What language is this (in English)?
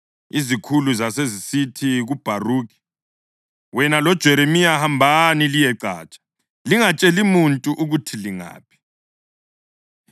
North Ndebele